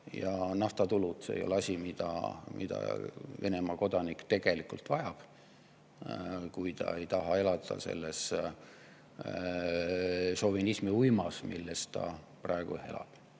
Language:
Estonian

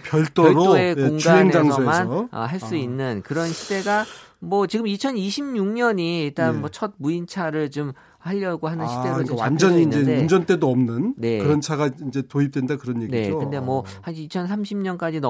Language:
Korean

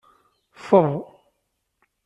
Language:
Kabyle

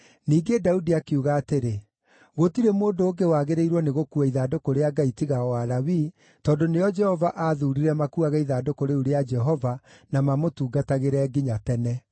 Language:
Kikuyu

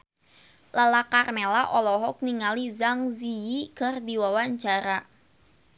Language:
Sundanese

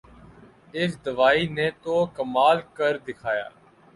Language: Urdu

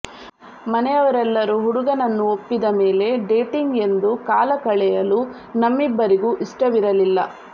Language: Kannada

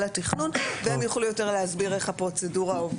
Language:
Hebrew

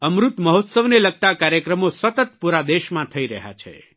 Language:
Gujarati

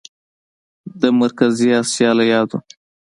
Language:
Pashto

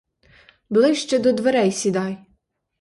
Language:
Ukrainian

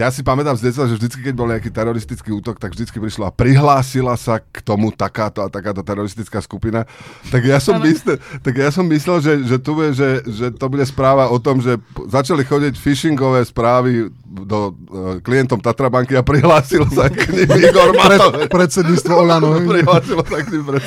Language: Slovak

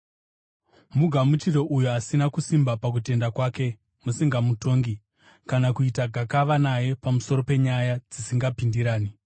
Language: Shona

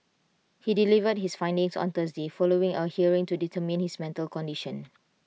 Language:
English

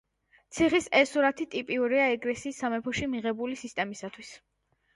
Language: Georgian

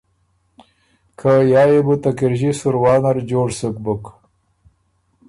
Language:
Ormuri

